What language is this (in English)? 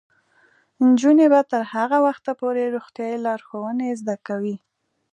Pashto